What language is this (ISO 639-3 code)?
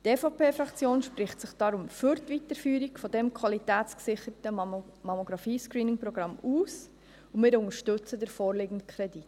gsw